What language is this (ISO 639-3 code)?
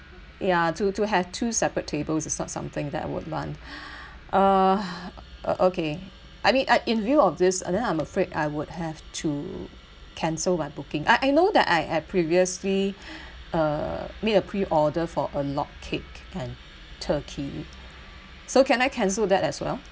eng